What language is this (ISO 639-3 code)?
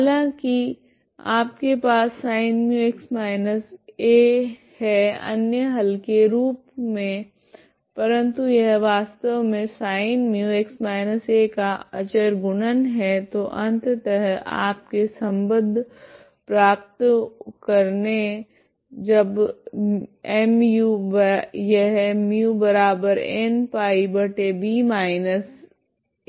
hin